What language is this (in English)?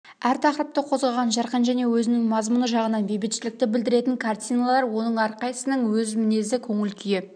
Kazakh